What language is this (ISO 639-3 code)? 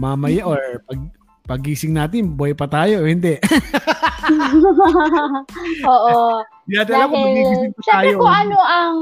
fil